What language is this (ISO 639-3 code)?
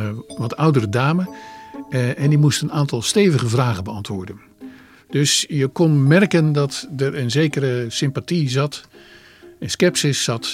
nld